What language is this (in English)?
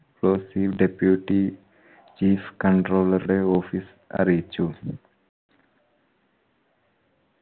Malayalam